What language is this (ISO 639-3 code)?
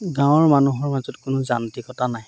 asm